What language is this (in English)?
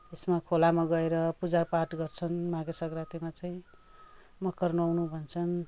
Nepali